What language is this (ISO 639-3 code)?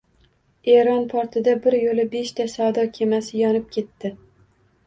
uzb